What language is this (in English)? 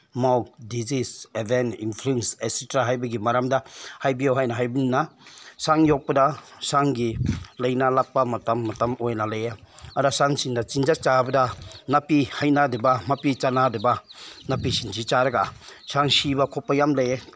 Manipuri